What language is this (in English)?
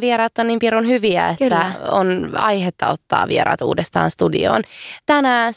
Finnish